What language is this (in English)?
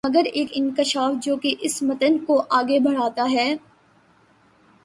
Urdu